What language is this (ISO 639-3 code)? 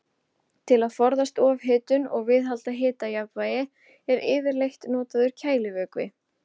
isl